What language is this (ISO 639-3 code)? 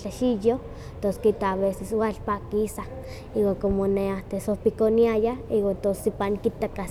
nhq